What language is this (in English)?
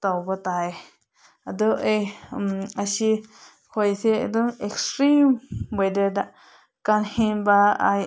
Manipuri